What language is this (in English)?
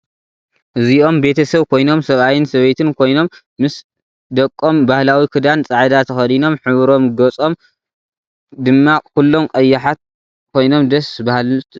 Tigrinya